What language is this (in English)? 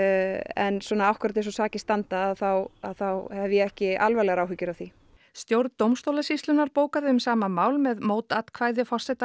Icelandic